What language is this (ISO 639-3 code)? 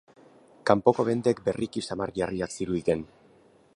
eus